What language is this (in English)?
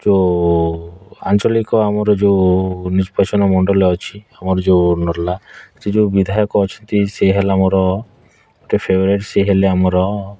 Odia